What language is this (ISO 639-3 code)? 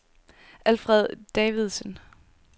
dan